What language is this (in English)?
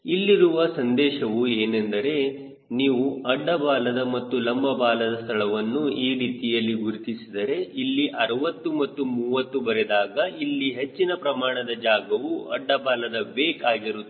Kannada